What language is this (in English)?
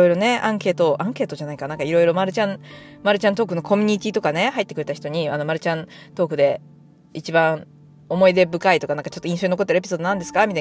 Japanese